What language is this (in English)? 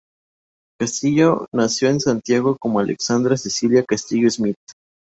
Spanish